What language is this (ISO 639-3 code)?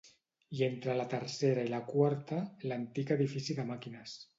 cat